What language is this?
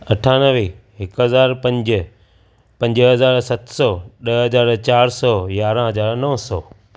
Sindhi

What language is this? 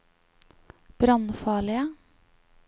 Norwegian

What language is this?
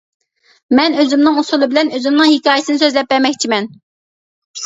Uyghur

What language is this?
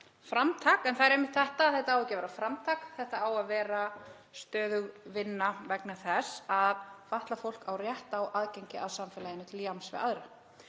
Icelandic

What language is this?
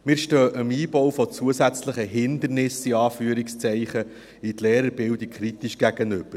Swiss German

